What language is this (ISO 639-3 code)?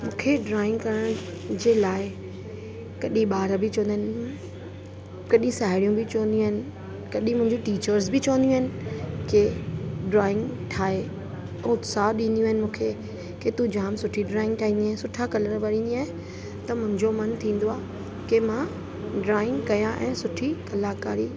snd